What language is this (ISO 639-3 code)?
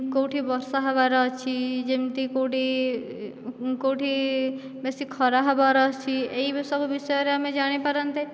ori